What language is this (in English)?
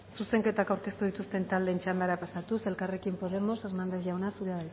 Basque